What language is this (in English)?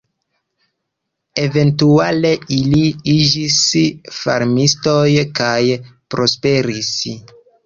Esperanto